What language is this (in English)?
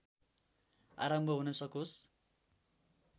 Nepali